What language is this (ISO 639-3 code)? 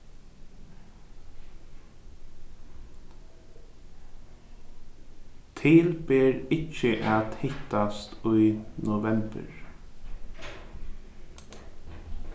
fao